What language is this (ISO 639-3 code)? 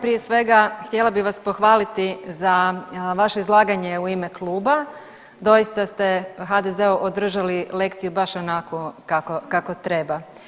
hrv